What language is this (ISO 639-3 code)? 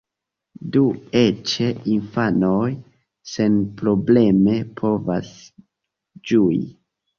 epo